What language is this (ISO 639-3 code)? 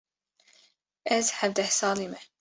kur